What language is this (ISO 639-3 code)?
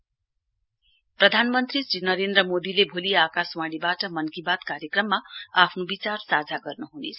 nep